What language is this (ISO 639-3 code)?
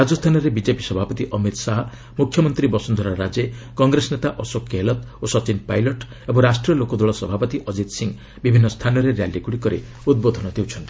ori